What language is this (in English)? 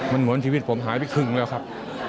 Thai